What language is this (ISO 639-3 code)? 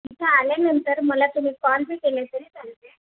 mar